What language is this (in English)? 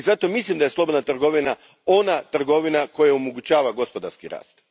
Croatian